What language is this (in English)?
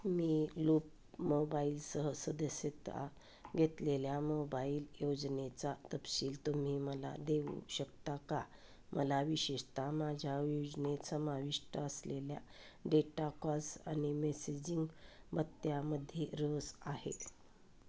Marathi